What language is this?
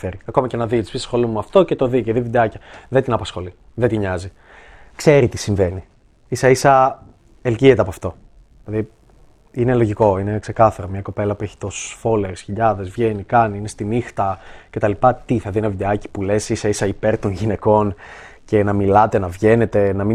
Greek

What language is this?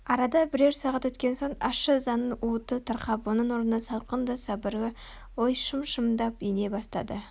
Kazakh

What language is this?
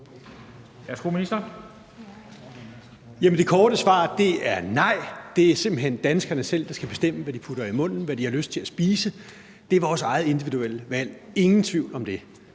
Danish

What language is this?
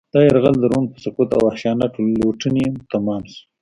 Pashto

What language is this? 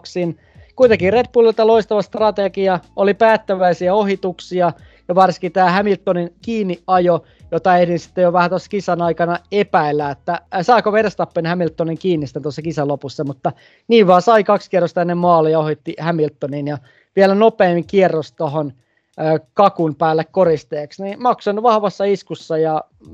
Finnish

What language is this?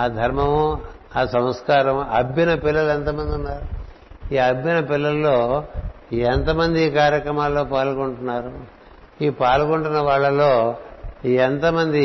Telugu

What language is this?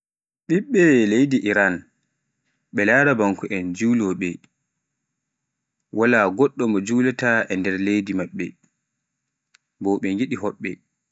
Pular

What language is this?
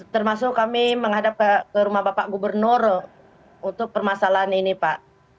Indonesian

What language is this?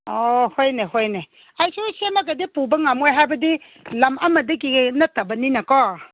Manipuri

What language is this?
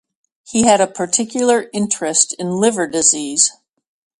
English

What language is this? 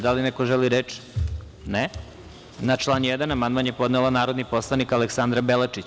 Serbian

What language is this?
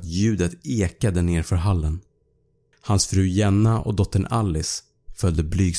Swedish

